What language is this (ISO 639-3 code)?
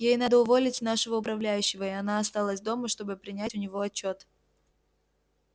rus